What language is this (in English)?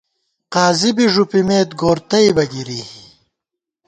Gawar-Bati